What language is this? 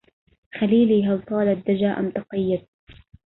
Arabic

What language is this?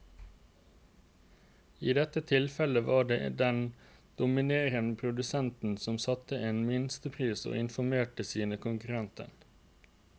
Norwegian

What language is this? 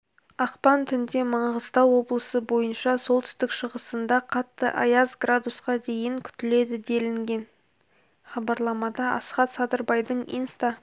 Kazakh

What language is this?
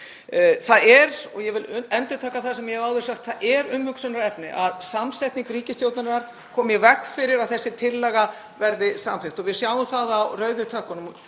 Icelandic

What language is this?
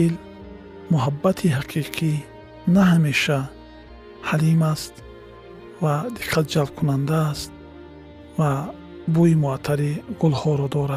Persian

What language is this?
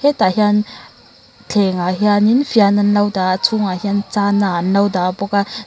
Mizo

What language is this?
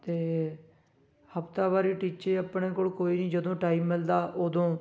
Punjabi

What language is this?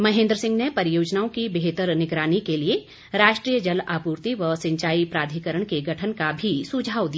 Hindi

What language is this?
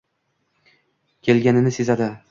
Uzbek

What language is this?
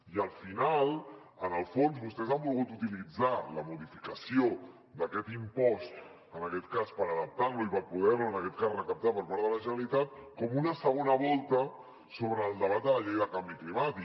Catalan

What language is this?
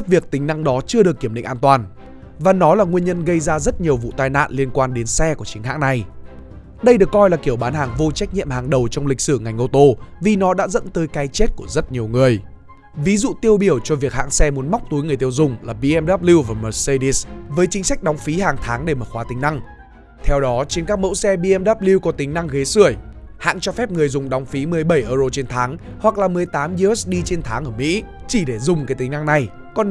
Vietnamese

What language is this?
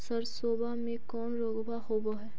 Magahi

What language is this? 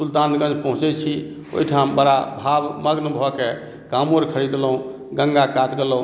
Maithili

